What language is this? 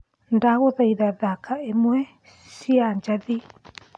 Kikuyu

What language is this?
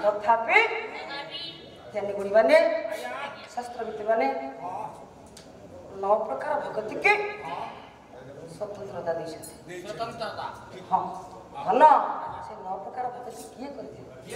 Arabic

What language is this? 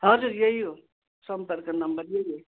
Nepali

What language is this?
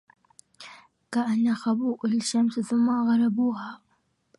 Arabic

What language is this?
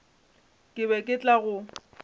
Northern Sotho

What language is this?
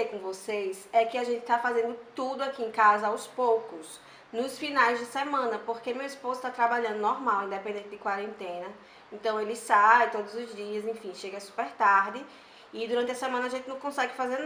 Portuguese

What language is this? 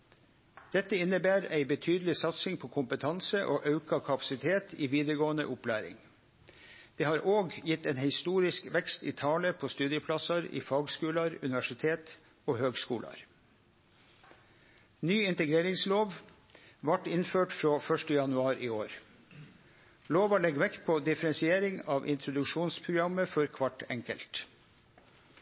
Norwegian Nynorsk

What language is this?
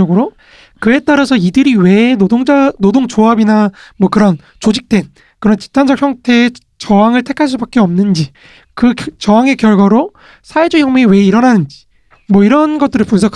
Korean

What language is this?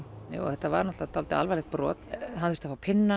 Icelandic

